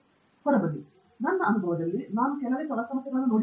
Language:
Kannada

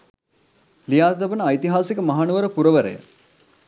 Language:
Sinhala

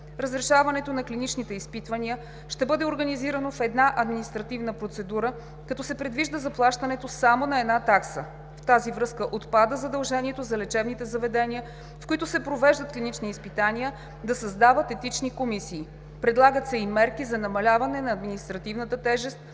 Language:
Bulgarian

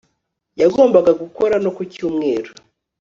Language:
Kinyarwanda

